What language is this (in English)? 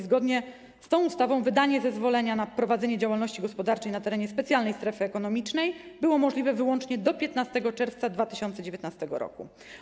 Polish